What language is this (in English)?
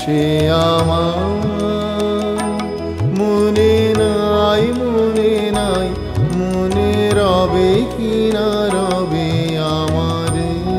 Arabic